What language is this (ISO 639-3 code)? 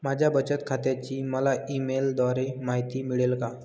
mar